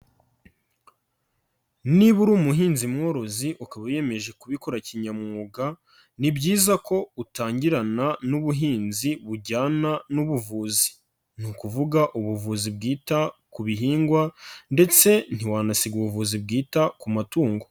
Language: Kinyarwanda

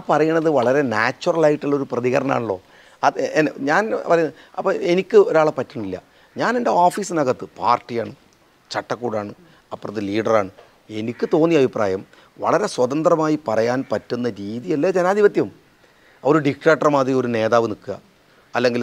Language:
Malayalam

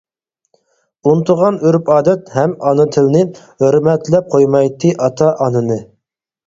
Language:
Uyghur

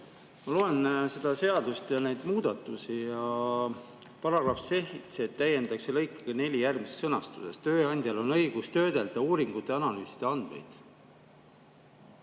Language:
Estonian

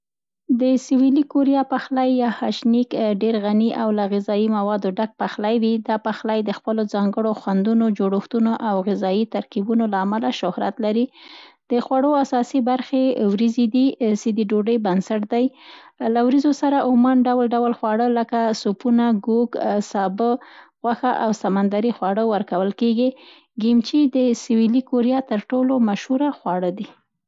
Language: Central Pashto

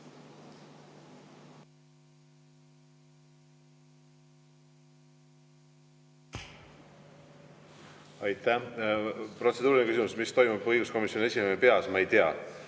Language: Estonian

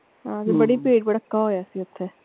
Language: Punjabi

